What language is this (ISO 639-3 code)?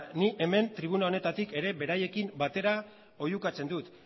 eus